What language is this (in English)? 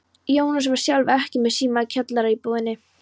Icelandic